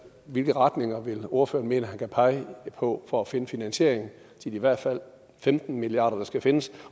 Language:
Danish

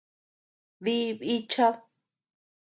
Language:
Tepeuxila Cuicatec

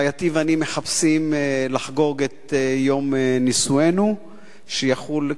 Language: Hebrew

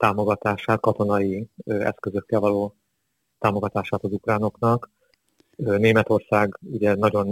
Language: Hungarian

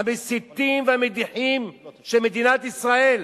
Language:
Hebrew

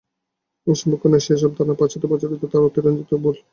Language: Bangla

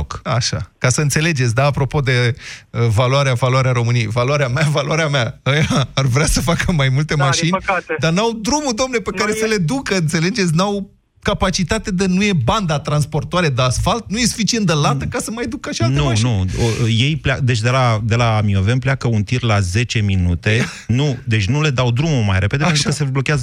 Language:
Romanian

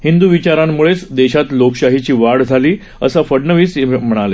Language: Marathi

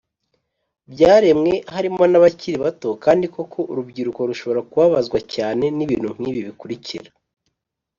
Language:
Kinyarwanda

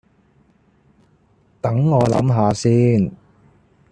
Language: Cantonese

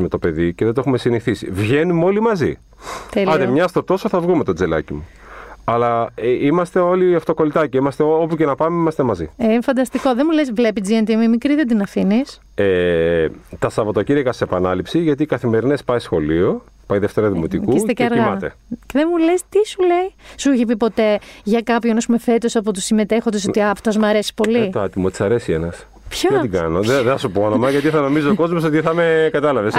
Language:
Greek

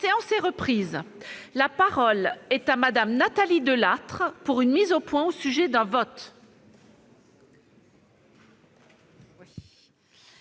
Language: French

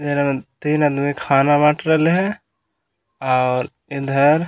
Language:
Magahi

